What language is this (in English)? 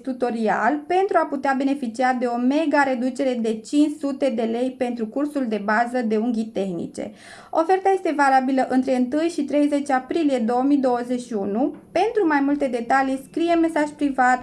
Romanian